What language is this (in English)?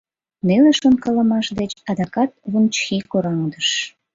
Mari